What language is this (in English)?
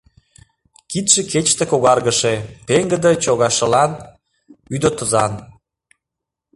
Mari